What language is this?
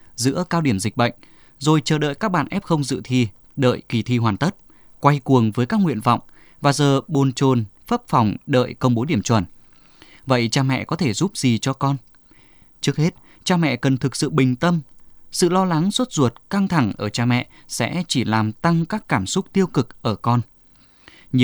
Vietnamese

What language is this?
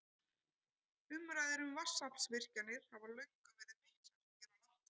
Icelandic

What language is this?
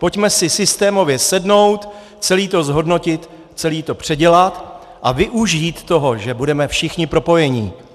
Czech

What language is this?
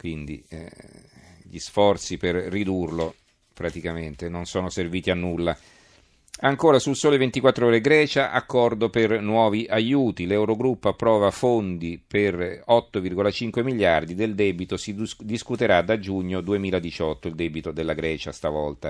Italian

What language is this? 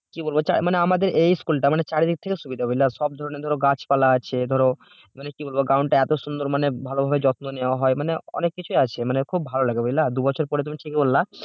Bangla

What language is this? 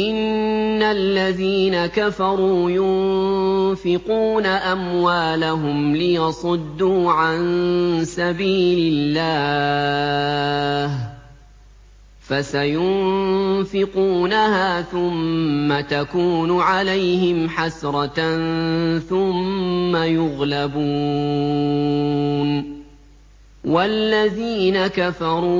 Arabic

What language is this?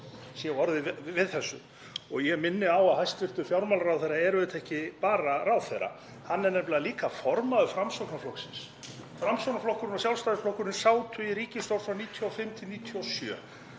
Icelandic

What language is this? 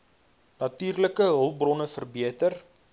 Afrikaans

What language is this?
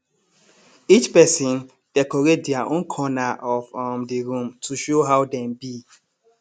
Nigerian Pidgin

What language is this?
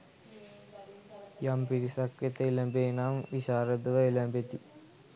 Sinhala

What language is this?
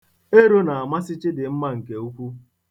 Igbo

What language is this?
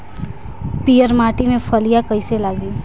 Bhojpuri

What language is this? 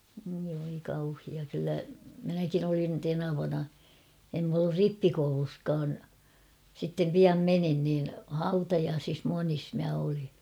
Finnish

